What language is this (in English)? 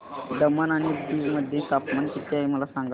Marathi